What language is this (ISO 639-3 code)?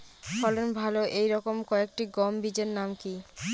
ben